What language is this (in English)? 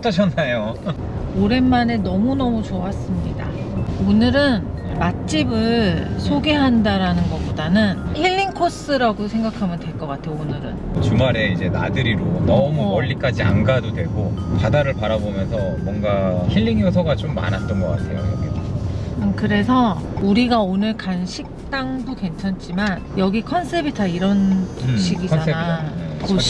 Korean